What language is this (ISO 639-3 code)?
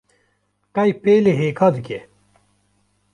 kur